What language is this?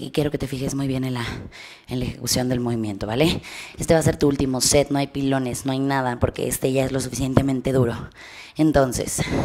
Spanish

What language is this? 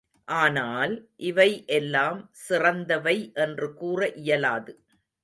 Tamil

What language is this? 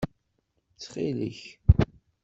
Kabyle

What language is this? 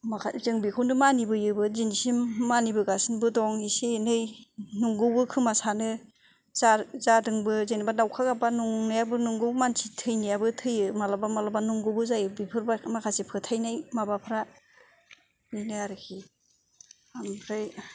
Bodo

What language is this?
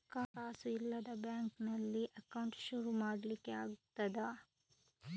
Kannada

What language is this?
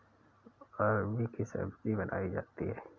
Hindi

